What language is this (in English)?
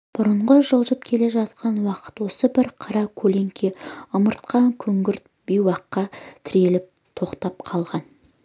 Kazakh